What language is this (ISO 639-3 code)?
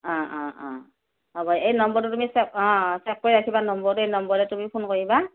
asm